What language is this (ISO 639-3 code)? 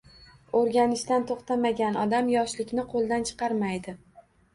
uzb